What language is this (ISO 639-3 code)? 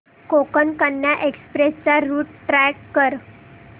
mar